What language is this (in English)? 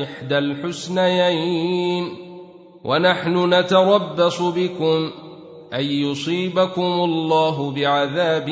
Arabic